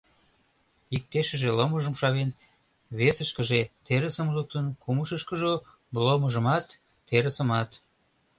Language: Mari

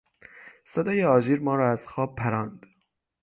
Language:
Persian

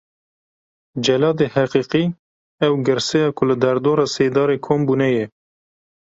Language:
Kurdish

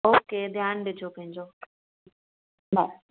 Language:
Sindhi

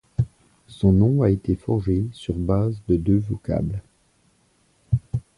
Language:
French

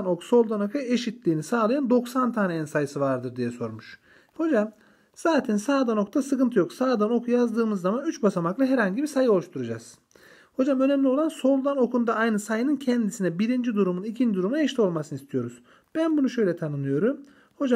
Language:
Turkish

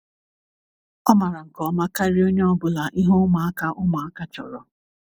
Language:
Igbo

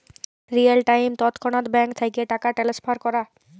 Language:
Bangla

